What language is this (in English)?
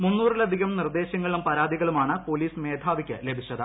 Malayalam